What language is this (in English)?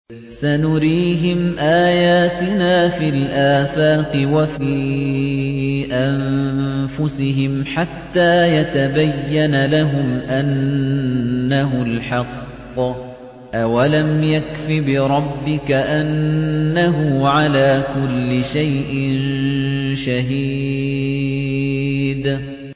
Arabic